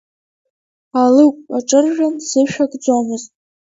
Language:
Abkhazian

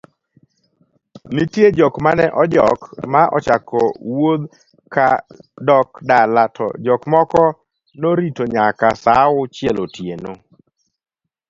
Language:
Luo (Kenya and Tanzania)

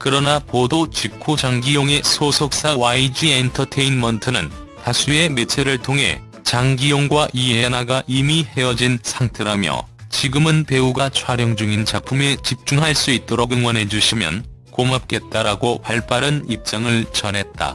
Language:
Korean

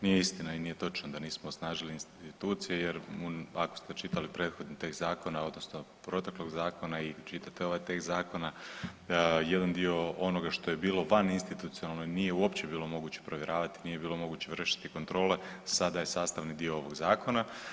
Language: Croatian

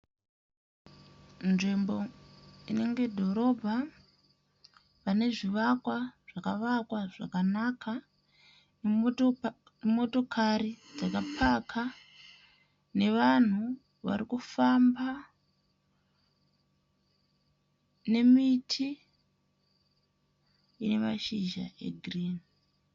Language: Shona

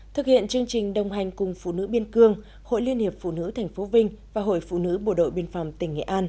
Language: Vietnamese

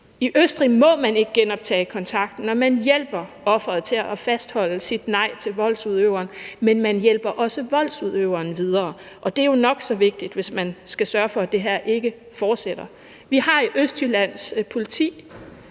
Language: Danish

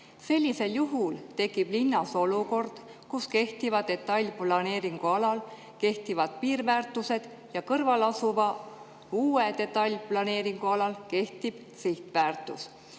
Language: Estonian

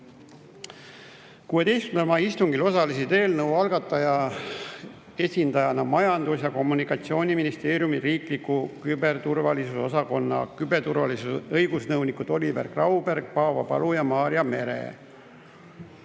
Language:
Estonian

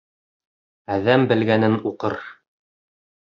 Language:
Bashkir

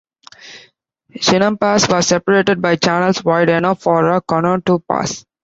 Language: English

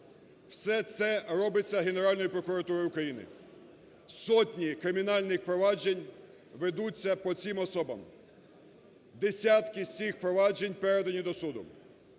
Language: Ukrainian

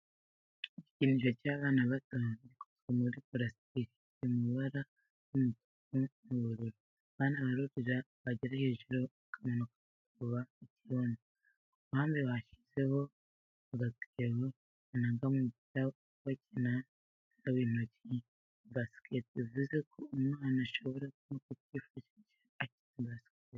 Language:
Kinyarwanda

